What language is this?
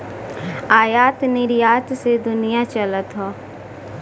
Bhojpuri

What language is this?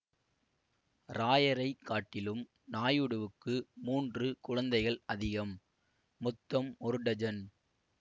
Tamil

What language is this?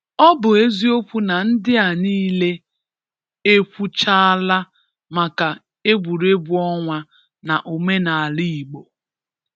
Igbo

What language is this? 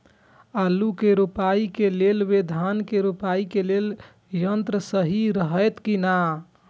Maithili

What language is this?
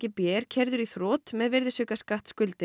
Icelandic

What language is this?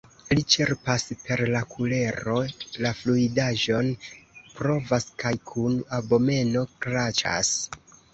Esperanto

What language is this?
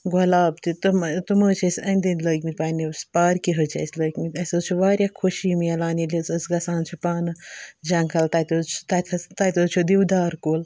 Kashmiri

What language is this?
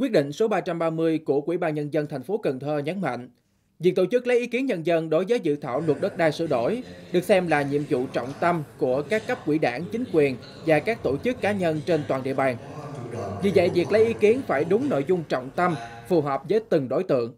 Vietnamese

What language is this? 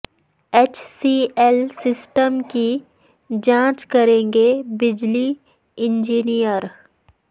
Urdu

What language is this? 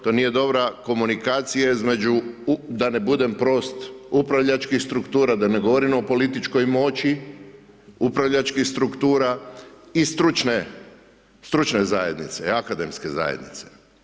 Croatian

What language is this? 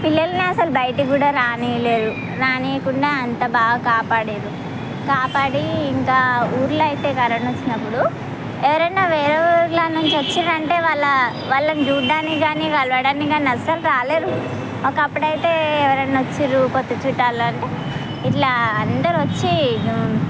Telugu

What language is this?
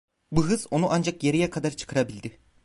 Turkish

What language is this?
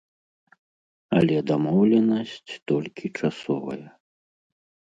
Belarusian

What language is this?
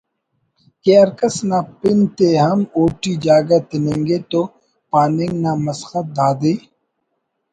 Brahui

